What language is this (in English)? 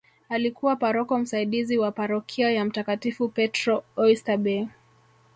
Swahili